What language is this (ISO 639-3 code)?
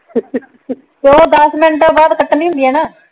pan